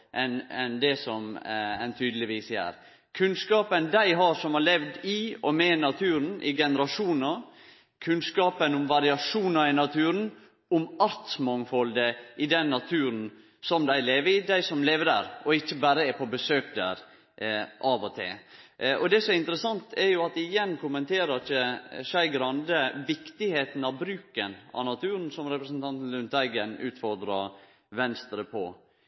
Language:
Norwegian Nynorsk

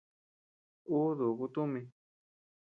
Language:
Tepeuxila Cuicatec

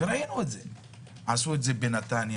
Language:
Hebrew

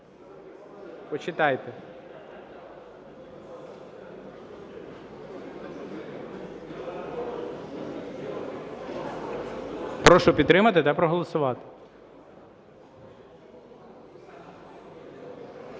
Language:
Ukrainian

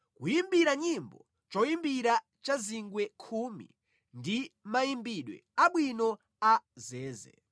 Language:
Nyanja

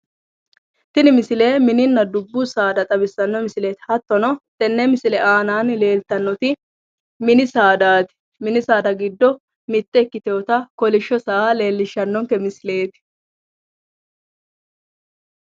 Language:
Sidamo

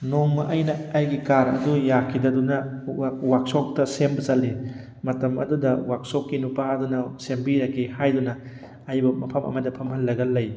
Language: Manipuri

